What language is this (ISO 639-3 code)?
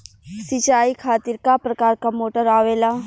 bho